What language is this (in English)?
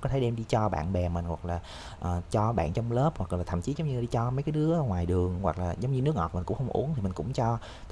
Vietnamese